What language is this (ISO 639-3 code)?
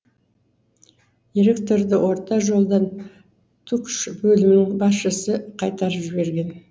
kaz